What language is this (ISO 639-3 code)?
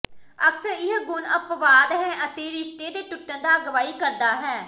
pan